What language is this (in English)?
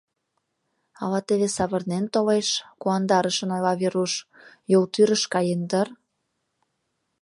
Mari